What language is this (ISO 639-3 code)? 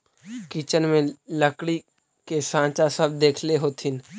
mag